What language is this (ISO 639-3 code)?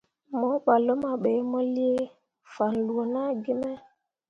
mua